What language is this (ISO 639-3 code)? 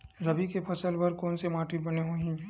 hne